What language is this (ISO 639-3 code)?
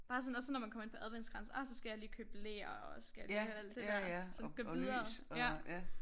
dan